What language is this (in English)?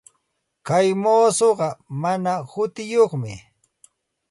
Santa Ana de Tusi Pasco Quechua